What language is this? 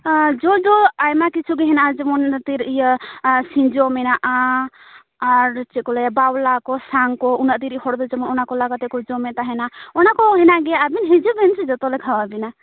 Santali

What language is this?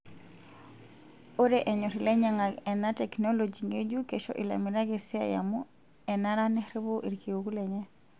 Masai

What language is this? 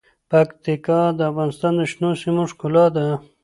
Pashto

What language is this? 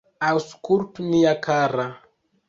Esperanto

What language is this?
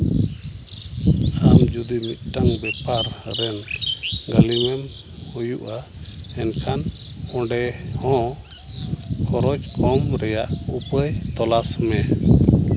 Santali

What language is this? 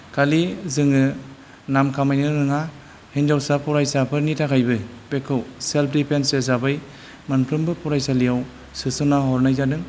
Bodo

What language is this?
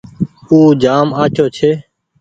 Goaria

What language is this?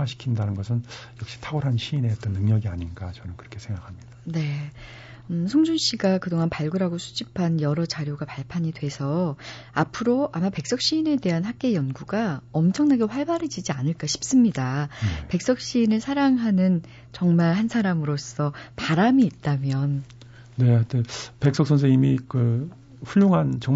Korean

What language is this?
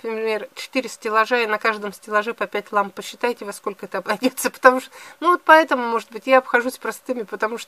Russian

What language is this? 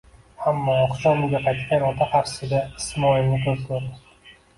Uzbek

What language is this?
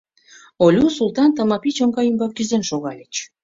Mari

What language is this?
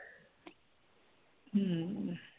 Marathi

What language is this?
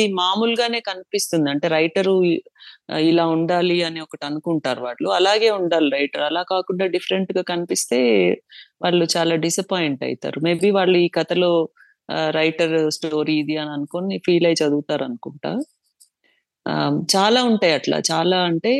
Telugu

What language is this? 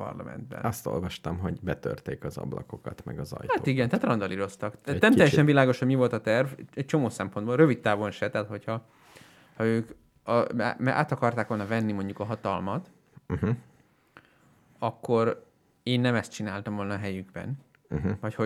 Hungarian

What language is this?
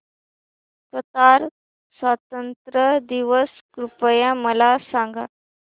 Marathi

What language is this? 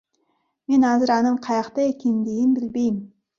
Kyrgyz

